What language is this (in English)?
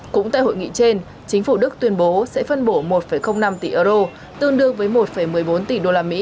Vietnamese